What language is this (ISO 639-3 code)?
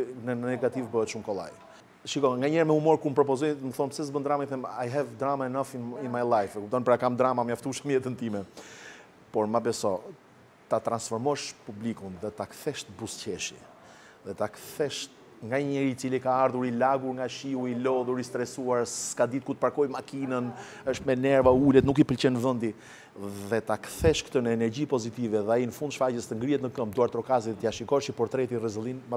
ron